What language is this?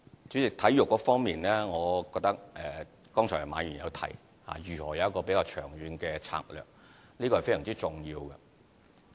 Cantonese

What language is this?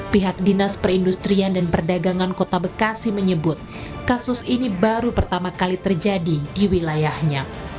Indonesian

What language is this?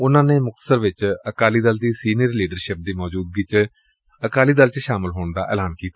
Punjabi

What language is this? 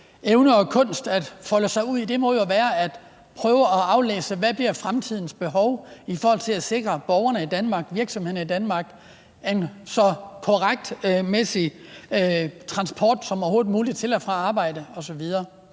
Danish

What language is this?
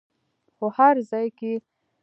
Pashto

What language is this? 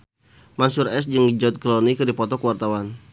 Sundanese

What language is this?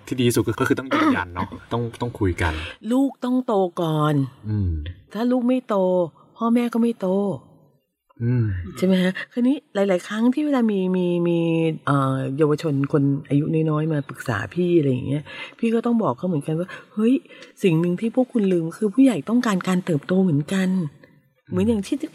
Thai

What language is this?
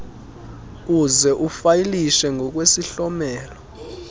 Xhosa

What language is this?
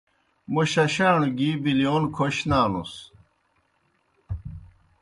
Kohistani Shina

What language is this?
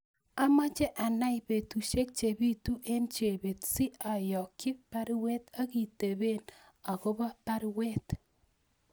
Kalenjin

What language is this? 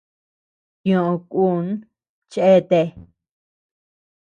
Tepeuxila Cuicatec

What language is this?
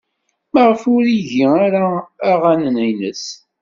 Kabyle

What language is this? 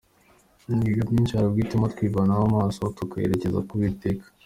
Kinyarwanda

